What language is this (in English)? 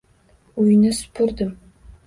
Uzbek